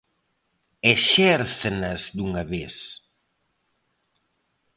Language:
Galician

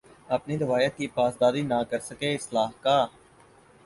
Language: Urdu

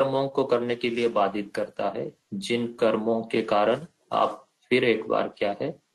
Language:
Hindi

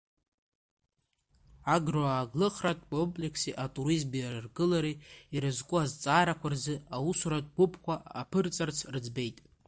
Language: Abkhazian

